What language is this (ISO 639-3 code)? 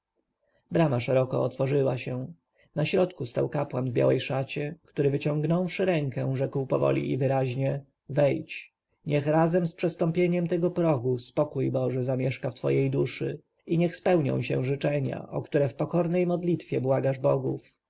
pol